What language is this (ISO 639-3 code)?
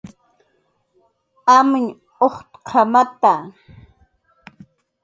jqr